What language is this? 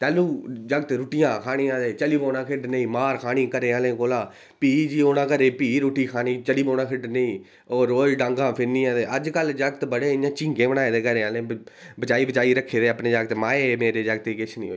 Dogri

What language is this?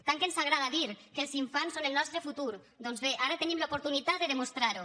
Catalan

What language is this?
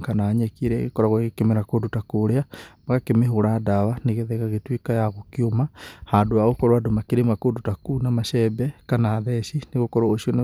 Kikuyu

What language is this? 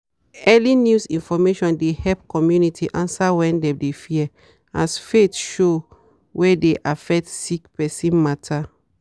Nigerian Pidgin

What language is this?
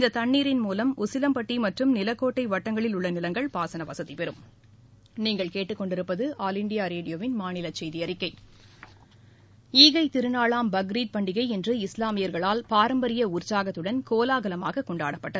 Tamil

